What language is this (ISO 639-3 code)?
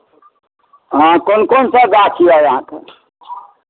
mai